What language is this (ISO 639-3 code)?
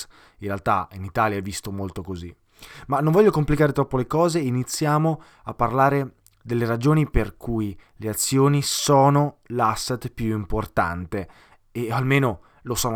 ita